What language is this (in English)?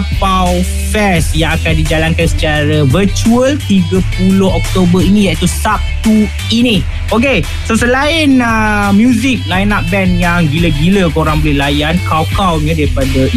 Malay